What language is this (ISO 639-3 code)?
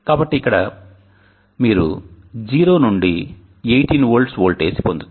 tel